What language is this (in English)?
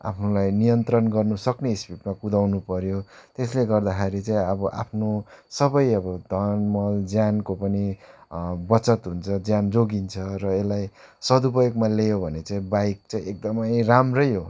Nepali